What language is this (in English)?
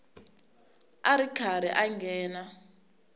Tsonga